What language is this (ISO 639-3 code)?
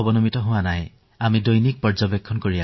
asm